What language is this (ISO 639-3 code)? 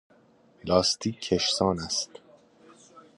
fas